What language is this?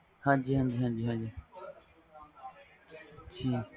Punjabi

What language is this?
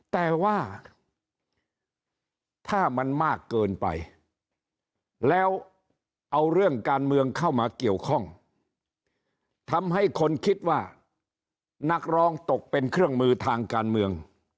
Thai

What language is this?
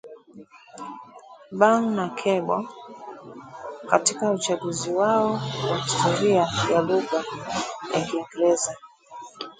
Swahili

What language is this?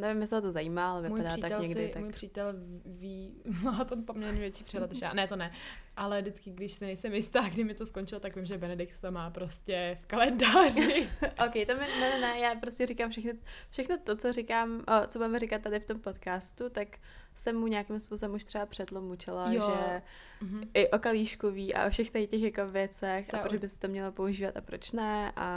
Czech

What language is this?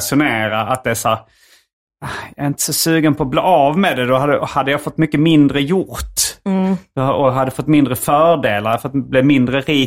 Swedish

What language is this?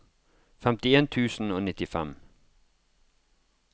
Norwegian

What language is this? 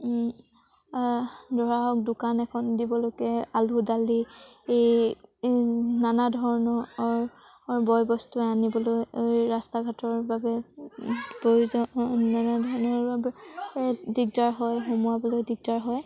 Assamese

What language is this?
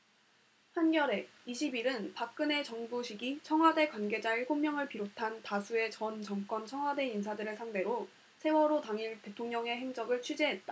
Korean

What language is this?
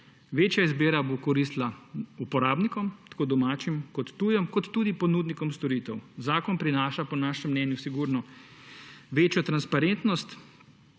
Slovenian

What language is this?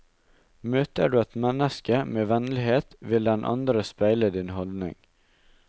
Norwegian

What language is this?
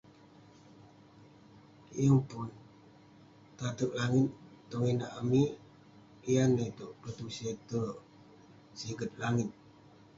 Western Penan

